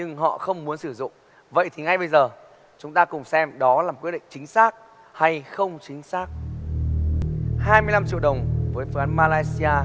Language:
Vietnamese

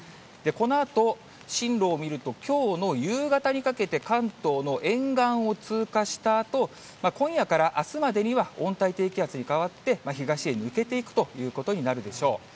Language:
Japanese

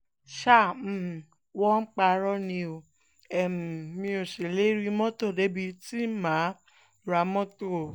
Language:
Yoruba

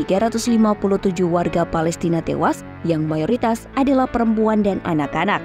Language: Indonesian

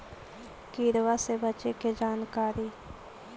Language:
Magahi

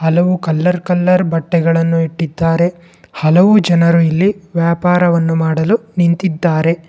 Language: Kannada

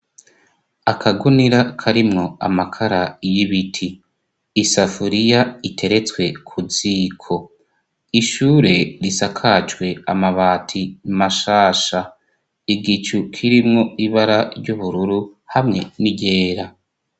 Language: Rundi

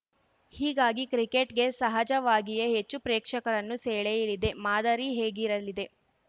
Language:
Kannada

